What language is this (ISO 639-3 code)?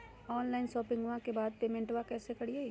mag